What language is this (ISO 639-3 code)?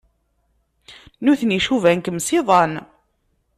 kab